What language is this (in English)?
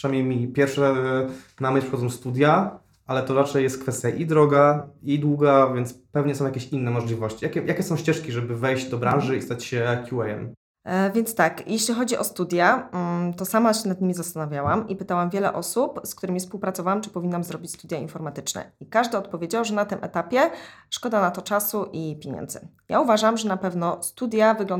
Polish